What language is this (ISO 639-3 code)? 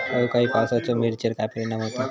mar